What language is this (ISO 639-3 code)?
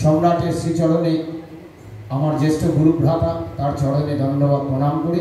hin